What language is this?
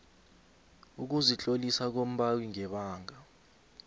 South Ndebele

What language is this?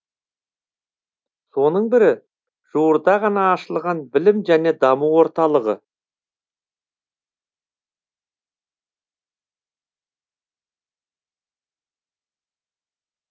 Kazakh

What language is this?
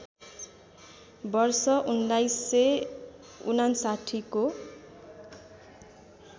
Nepali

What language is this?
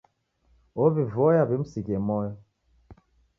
Taita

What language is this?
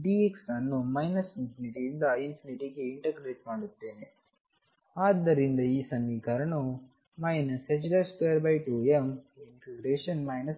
Kannada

